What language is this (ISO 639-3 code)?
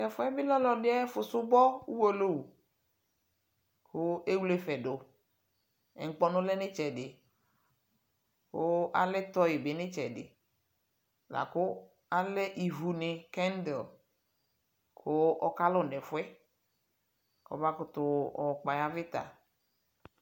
kpo